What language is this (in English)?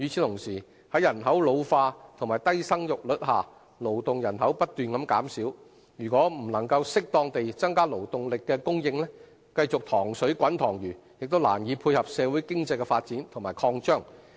Cantonese